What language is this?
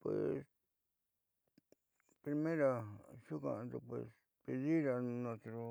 Southeastern Nochixtlán Mixtec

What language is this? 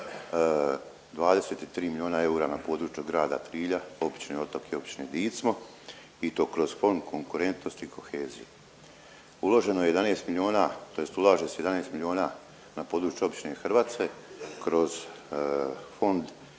Croatian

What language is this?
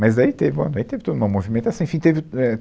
Portuguese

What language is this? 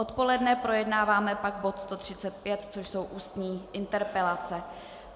Czech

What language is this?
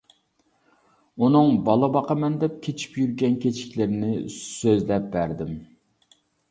Uyghur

